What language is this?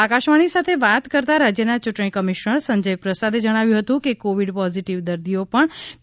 Gujarati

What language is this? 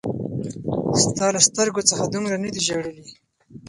Pashto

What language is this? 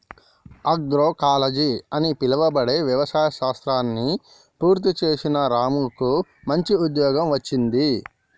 Telugu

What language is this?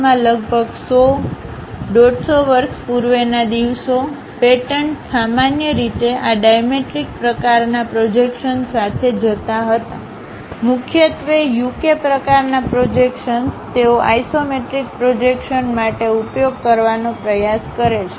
Gujarati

